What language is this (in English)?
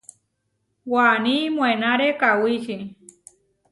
Huarijio